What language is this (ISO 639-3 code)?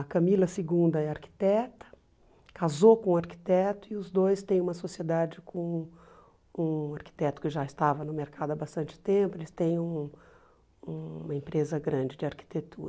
por